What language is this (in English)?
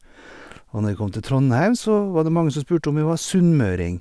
Norwegian